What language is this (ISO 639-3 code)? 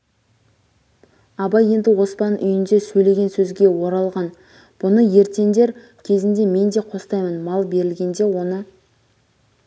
kaz